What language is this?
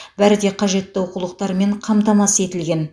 Kazakh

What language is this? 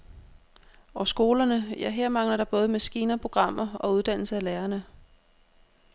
Danish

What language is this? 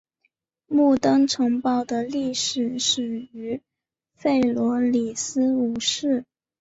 Chinese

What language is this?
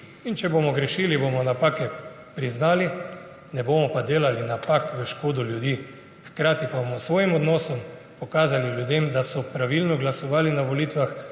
Slovenian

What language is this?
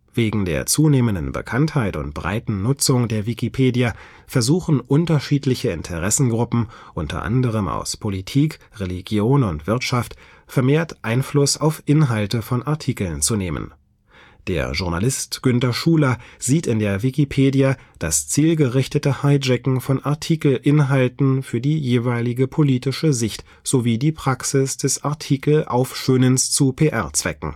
German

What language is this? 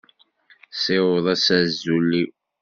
Kabyle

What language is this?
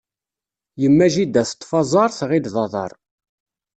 Kabyle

